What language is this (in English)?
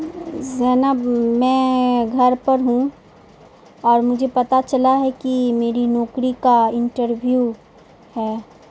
Urdu